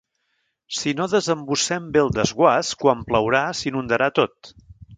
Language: Catalan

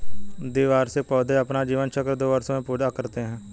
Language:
Hindi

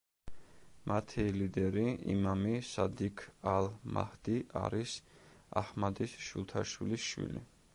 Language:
Georgian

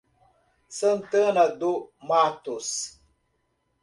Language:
Portuguese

